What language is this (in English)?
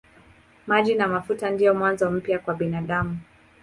Swahili